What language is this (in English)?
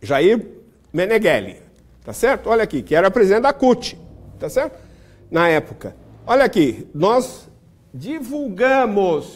Portuguese